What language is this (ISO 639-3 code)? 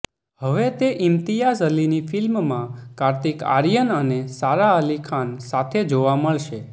guj